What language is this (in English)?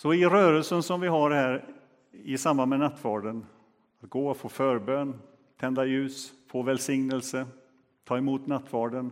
Swedish